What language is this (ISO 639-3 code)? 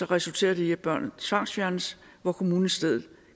dan